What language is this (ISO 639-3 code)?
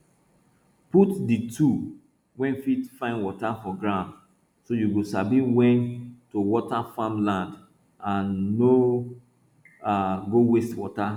pcm